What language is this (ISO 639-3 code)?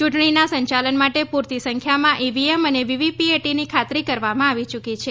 guj